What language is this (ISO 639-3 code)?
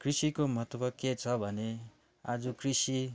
nep